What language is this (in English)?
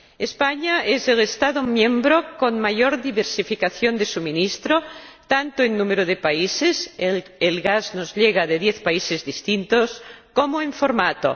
Spanish